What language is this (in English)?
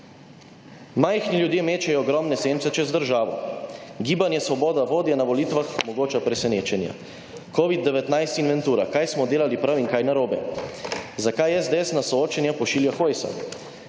Slovenian